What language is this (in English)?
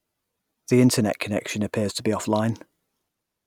English